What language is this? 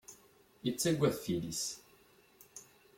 Kabyle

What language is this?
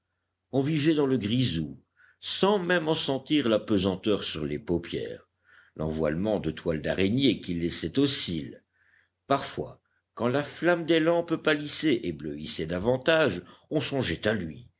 French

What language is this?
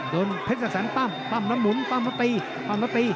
Thai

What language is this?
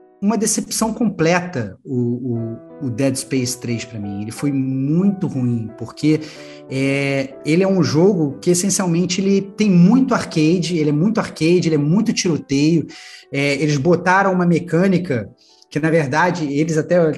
Portuguese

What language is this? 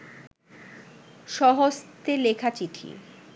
Bangla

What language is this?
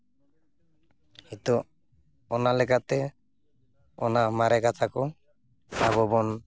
Santali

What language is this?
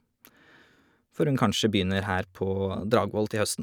Norwegian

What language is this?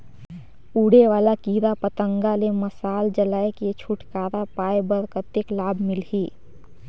Chhattisgarhi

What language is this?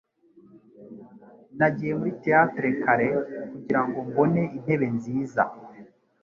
Kinyarwanda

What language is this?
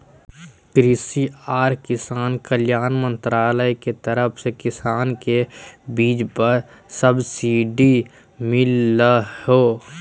Magahi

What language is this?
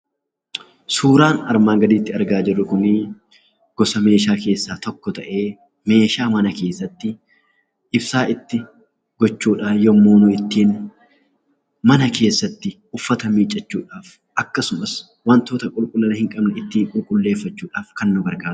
Oromo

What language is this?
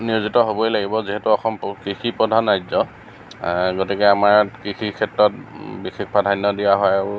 Assamese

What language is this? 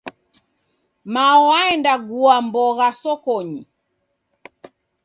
Taita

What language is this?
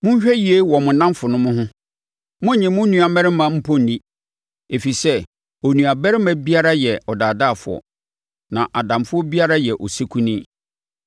Akan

